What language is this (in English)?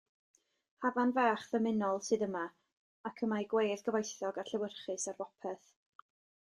Welsh